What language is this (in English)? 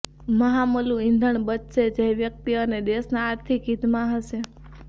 Gujarati